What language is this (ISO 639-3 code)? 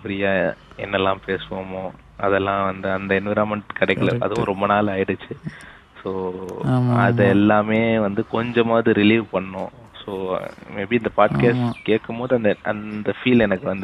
tam